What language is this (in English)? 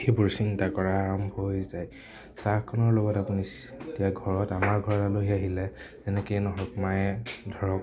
Assamese